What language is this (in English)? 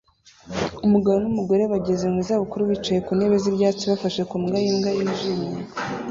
Kinyarwanda